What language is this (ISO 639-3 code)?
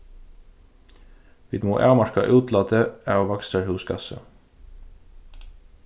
fao